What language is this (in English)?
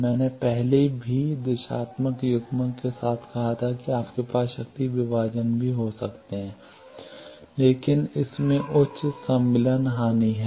Hindi